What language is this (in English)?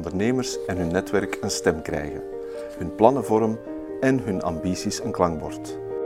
Dutch